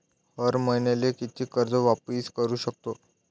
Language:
Marathi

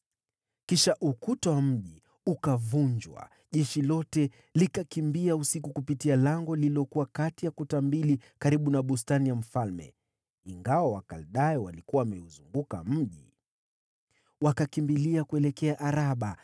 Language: Swahili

